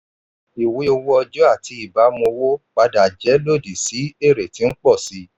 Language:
Yoruba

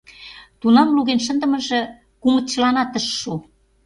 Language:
Mari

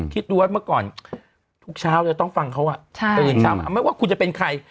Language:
Thai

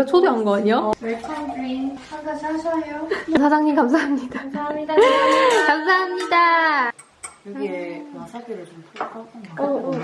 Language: Korean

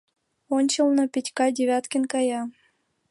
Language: Mari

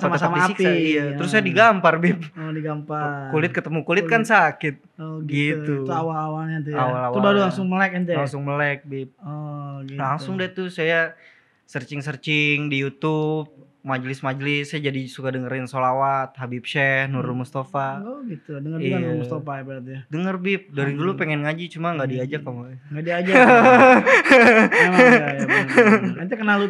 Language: Indonesian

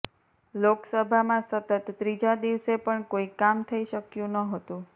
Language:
Gujarati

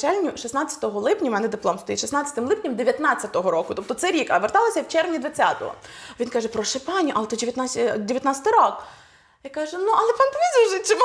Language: Ukrainian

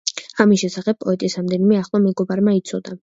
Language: Georgian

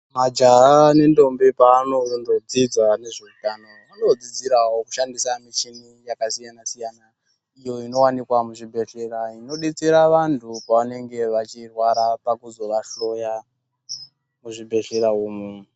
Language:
Ndau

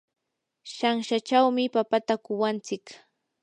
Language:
Yanahuanca Pasco Quechua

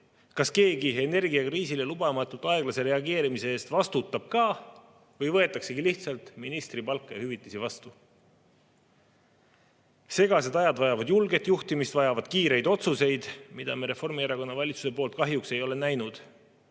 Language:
Estonian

